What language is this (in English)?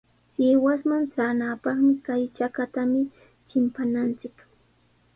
Sihuas Ancash Quechua